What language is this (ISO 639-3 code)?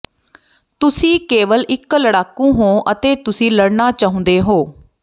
pan